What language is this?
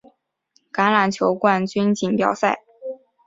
Chinese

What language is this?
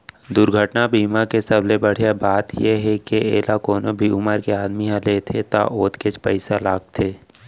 Chhattisgarhi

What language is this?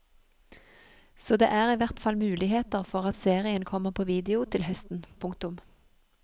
Norwegian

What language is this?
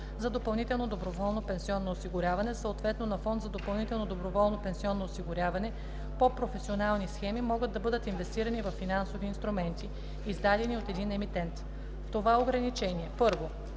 Bulgarian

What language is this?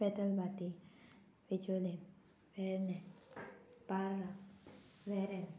Konkani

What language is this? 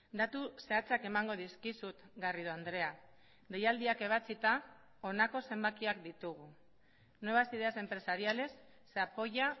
Basque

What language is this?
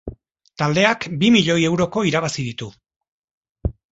Basque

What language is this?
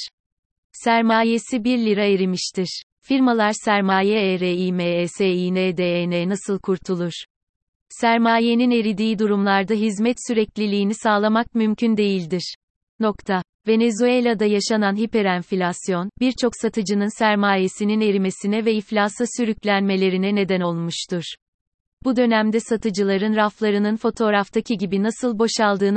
Turkish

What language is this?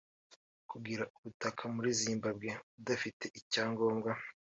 Kinyarwanda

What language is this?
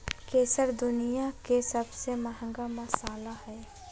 Magahi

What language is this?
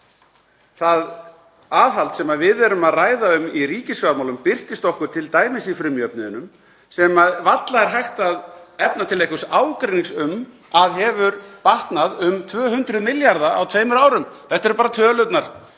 Icelandic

